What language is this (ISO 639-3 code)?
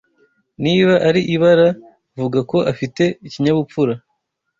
kin